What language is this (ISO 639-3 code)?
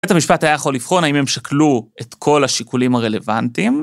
heb